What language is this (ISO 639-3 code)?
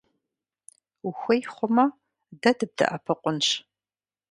kbd